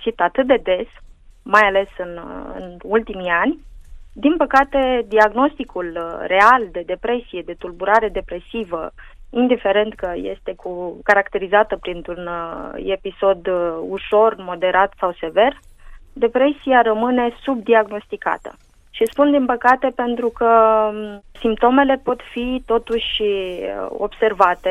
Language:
Romanian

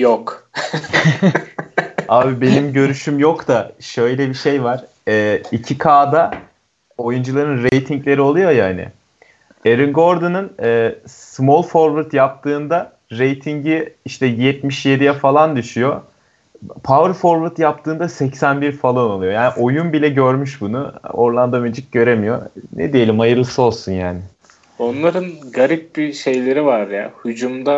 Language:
Turkish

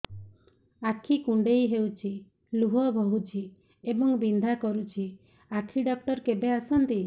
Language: Odia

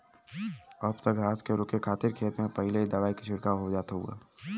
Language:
Bhojpuri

